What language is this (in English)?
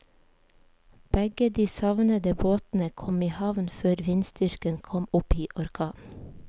Norwegian